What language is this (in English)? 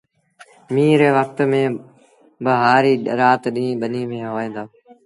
Sindhi Bhil